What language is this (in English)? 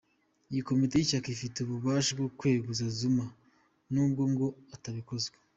Kinyarwanda